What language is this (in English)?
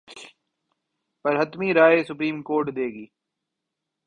Urdu